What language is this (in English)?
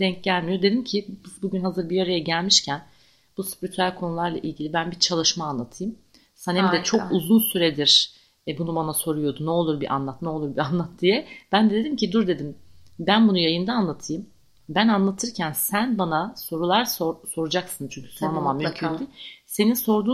Turkish